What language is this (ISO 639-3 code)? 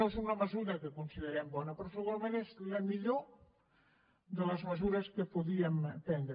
cat